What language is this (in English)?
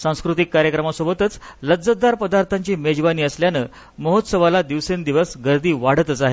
Marathi